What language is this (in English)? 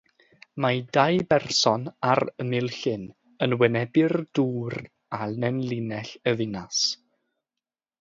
Welsh